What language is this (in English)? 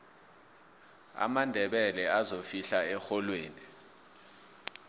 South Ndebele